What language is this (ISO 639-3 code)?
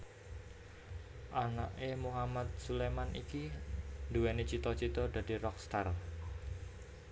jav